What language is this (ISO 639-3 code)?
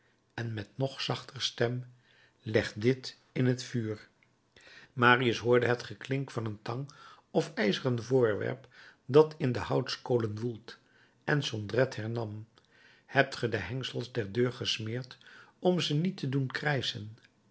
nld